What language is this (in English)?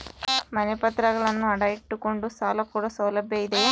Kannada